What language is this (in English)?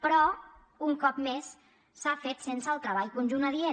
Catalan